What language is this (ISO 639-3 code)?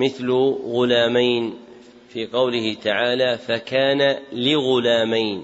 ara